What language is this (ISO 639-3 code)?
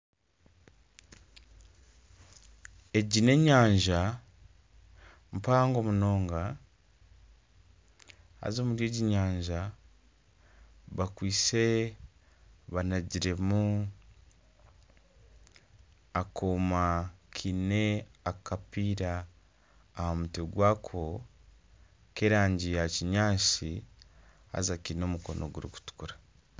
nyn